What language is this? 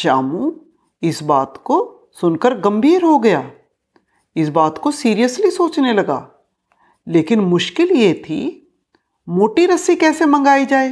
Hindi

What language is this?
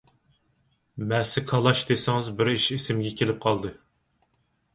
Uyghur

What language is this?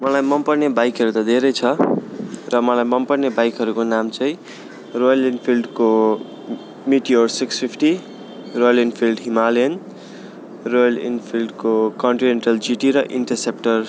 Nepali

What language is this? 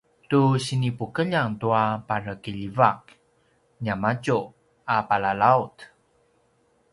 Paiwan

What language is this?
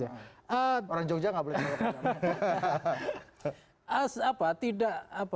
Indonesian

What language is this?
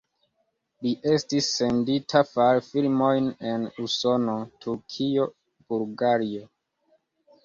Esperanto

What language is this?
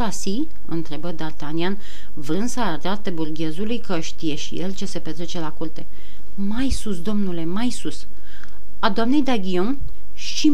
Romanian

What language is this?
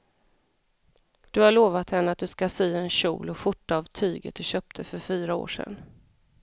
Swedish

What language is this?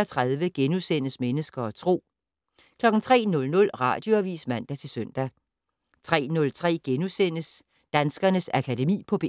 Danish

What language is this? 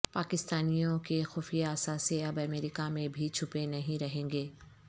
Urdu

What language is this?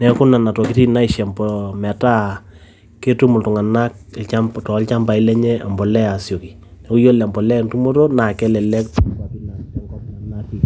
Masai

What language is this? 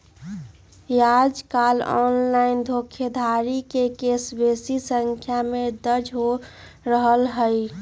Magahi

